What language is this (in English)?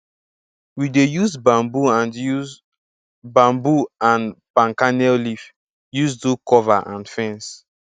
Nigerian Pidgin